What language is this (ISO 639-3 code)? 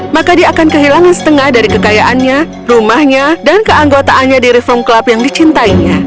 ind